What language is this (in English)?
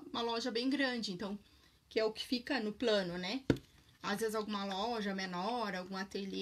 Portuguese